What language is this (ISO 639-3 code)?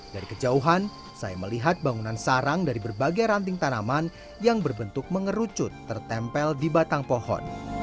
ind